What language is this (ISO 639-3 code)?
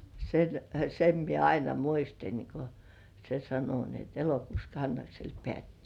fin